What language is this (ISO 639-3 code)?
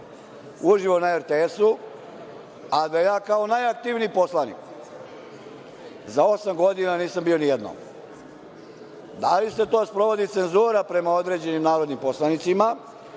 srp